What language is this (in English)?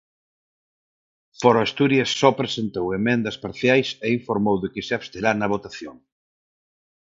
Galician